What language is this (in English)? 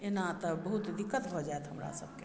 Maithili